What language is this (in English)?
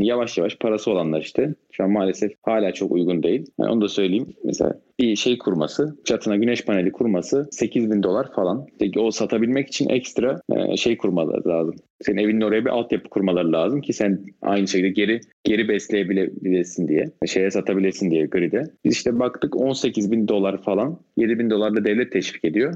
Turkish